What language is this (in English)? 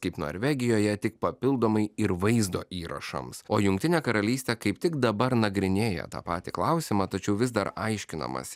Lithuanian